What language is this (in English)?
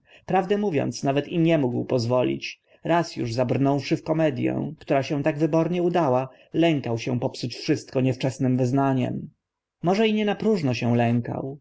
Polish